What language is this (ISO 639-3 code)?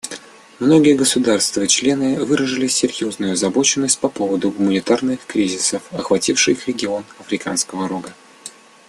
rus